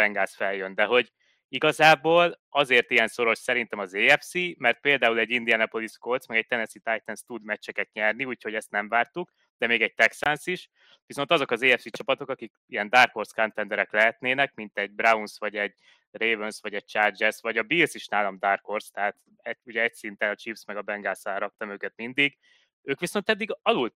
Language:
Hungarian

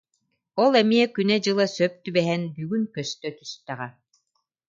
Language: Yakut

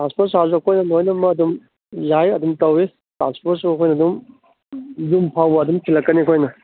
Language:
Manipuri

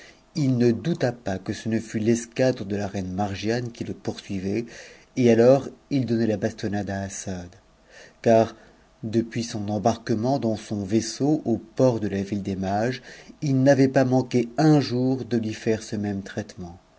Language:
French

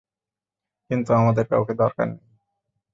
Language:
Bangla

